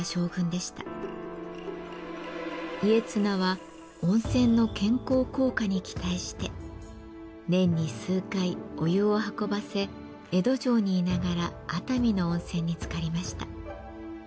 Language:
Japanese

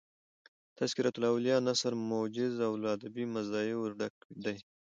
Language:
Pashto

